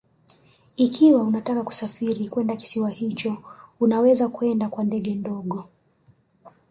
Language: Swahili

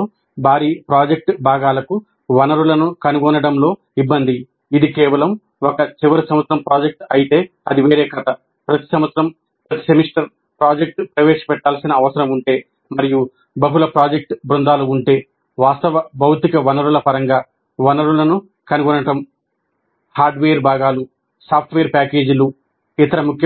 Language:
Telugu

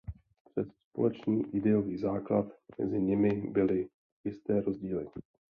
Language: Czech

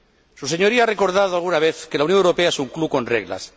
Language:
Spanish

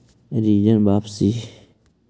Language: Magahi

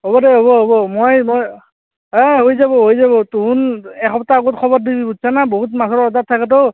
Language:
Assamese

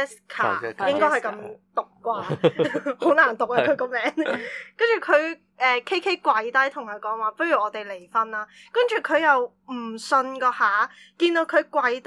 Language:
Chinese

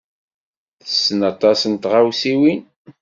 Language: Kabyle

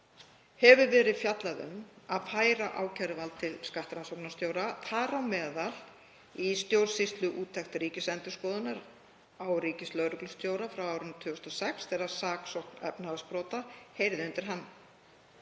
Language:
Icelandic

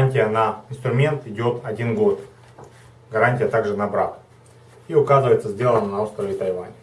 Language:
Russian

